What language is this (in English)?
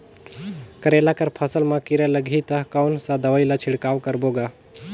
Chhattisgarhi